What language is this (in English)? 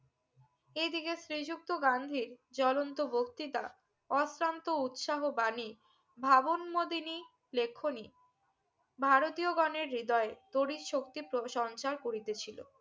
Bangla